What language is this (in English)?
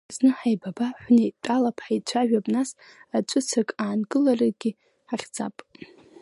Abkhazian